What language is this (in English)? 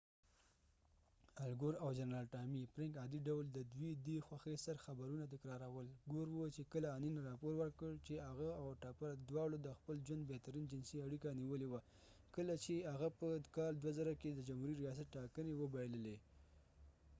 Pashto